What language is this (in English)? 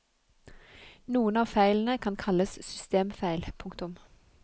Norwegian